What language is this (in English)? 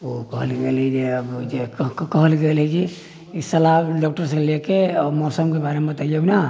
Maithili